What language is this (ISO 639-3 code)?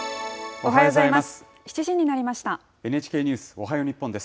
jpn